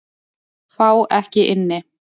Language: Icelandic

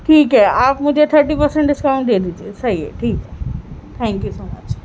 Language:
Urdu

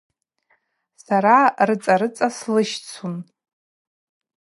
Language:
Abaza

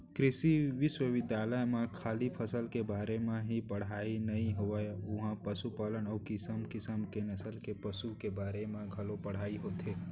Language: Chhattisgarhi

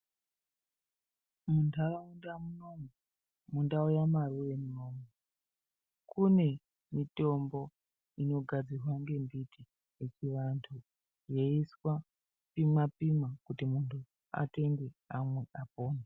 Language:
Ndau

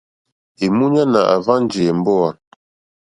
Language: Mokpwe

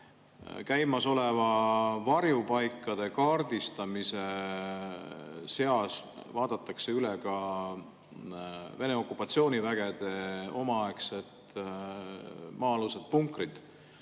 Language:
Estonian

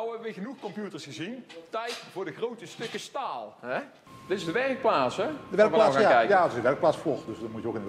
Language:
Dutch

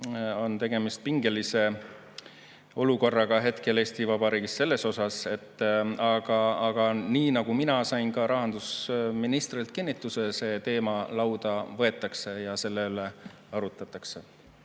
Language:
Estonian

